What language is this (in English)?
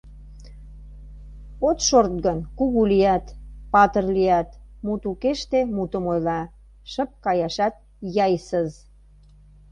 Mari